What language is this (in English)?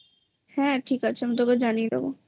Bangla